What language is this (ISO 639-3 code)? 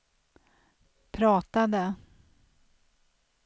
swe